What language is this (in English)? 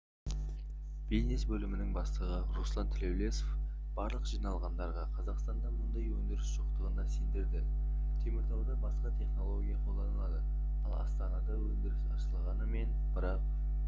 Kazakh